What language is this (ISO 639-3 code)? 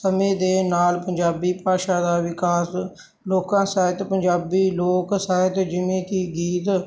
pan